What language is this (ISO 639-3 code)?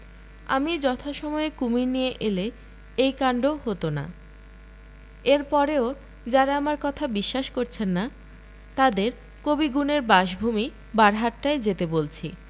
ben